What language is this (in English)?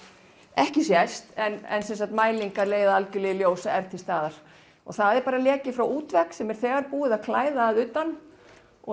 Icelandic